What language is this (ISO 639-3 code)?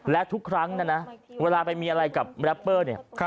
tha